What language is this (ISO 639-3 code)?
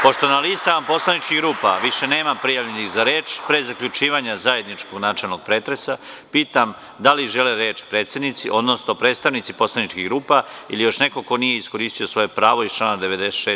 srp